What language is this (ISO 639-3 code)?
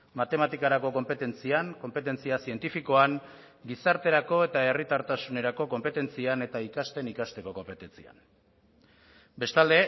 eus